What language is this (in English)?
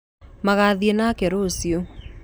Kikuyu